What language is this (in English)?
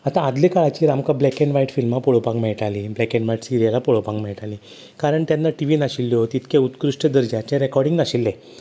Konkani